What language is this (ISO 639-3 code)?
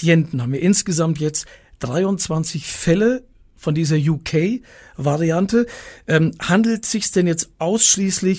deu